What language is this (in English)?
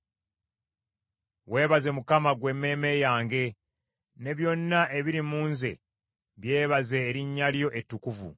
Ganda